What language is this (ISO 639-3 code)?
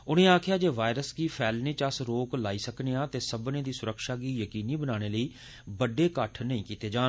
doi